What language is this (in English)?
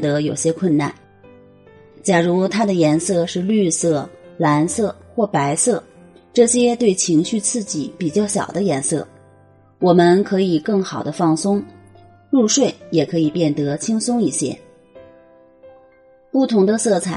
Chinese